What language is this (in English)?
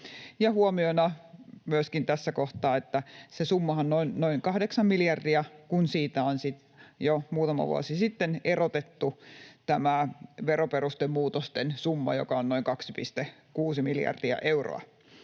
Finnish